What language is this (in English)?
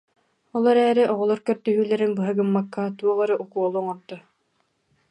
Yakut